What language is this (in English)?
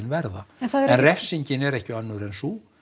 Icelandic